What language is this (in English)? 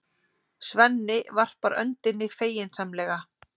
Icelandic